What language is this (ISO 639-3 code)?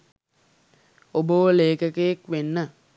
sin